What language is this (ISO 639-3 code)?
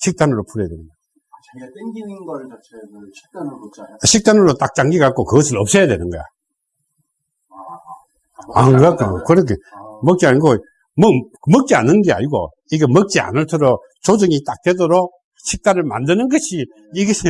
kor